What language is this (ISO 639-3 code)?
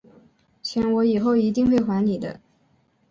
zho